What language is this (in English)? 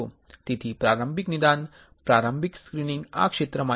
Gujarati